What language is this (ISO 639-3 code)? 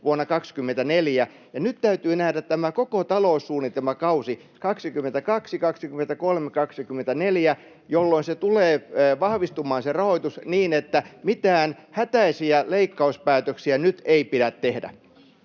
fin